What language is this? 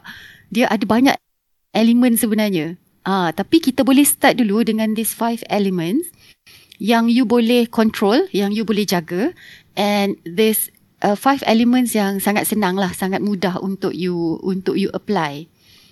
Malay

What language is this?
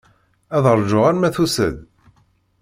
Kabyle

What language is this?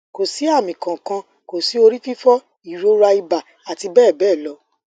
Yoruba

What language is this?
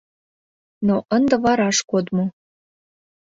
Mari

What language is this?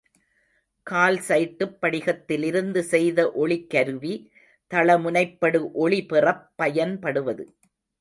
Tamil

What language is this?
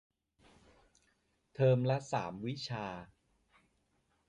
Thai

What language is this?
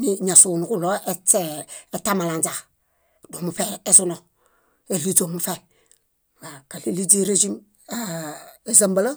Bayot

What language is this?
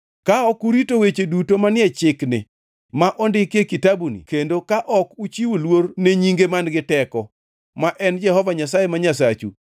Luo (Kenya and Tanzania)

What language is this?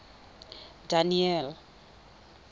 Tswana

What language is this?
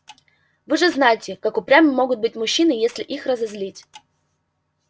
Russian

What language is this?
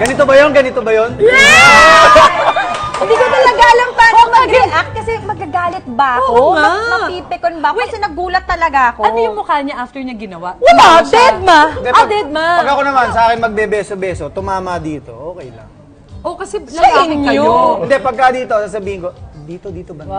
Filipino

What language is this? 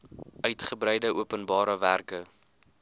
Afrikaans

